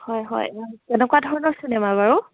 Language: Assamese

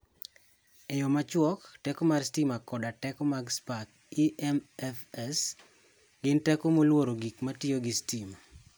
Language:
Luo (Kenya and Tanzania)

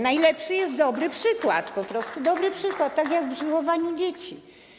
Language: Polish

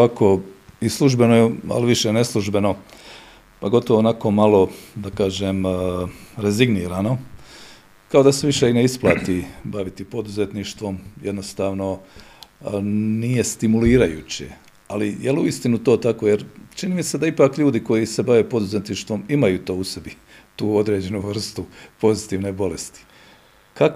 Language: Croatian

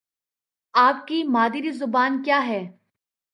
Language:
Urdu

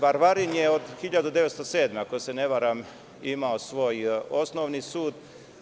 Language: Serbian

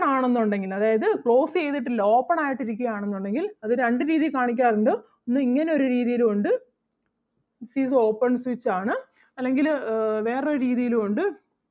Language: Malayalam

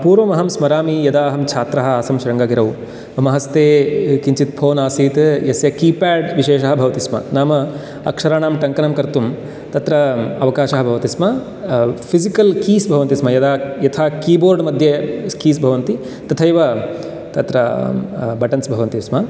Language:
Sanskrit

